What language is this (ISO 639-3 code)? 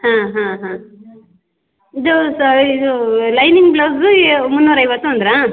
kan